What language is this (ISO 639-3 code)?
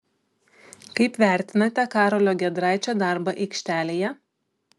lit